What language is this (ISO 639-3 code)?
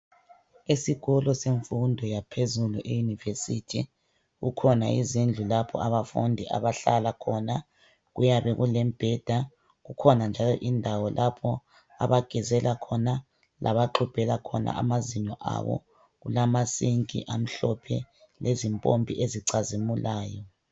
nde